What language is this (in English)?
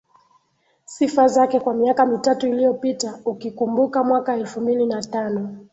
Swahili